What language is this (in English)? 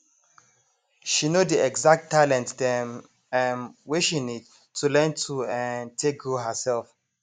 Nigerian Pidgin